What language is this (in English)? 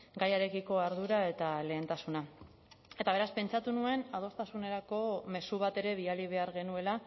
Basque